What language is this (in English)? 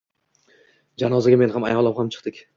Uzbek